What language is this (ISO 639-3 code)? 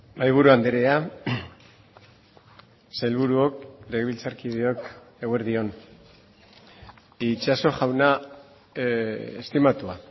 eus